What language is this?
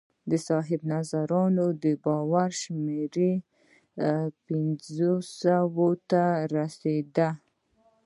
Pashto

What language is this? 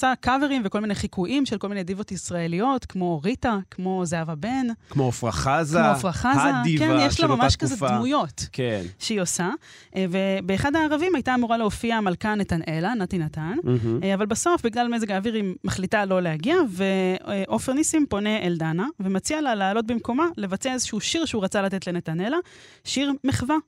Hebrew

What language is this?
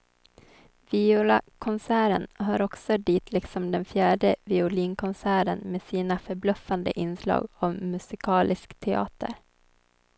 Swedish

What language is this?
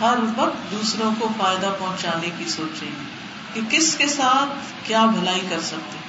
Urdu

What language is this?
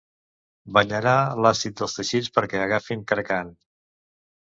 Catalan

